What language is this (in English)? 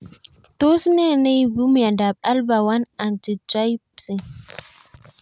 Kalenjin